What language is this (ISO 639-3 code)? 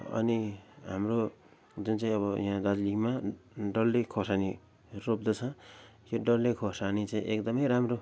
nep